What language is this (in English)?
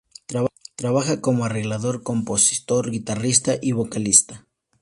Spanish